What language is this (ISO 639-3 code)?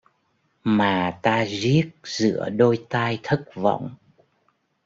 vie